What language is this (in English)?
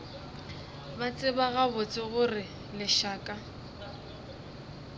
Northern Sotho